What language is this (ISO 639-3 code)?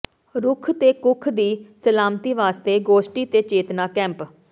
pan